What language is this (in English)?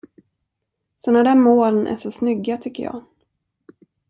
Swedish